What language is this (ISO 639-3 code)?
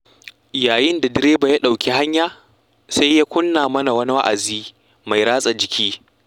hau